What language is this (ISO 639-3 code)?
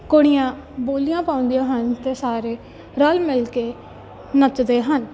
pan